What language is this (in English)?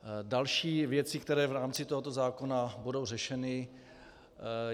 Czech